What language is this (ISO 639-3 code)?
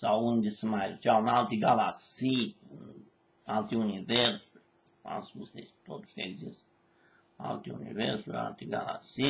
ron